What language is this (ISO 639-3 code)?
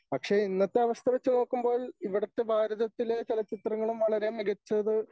mal